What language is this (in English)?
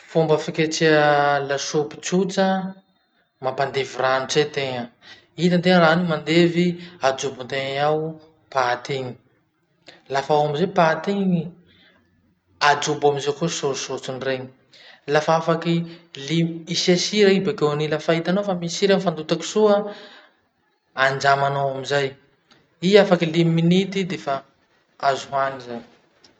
Masikoro Malagasy